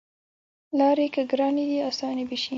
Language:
Pashto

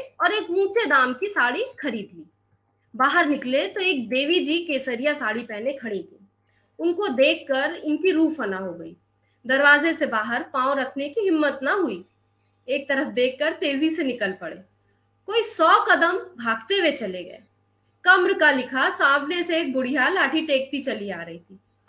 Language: Hindi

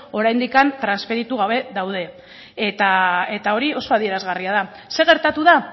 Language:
Basque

